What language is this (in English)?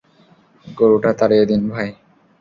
Bangla